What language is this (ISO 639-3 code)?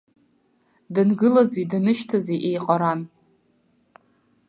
abk